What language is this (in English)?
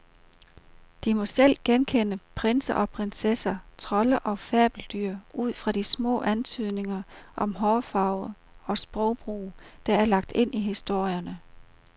Danish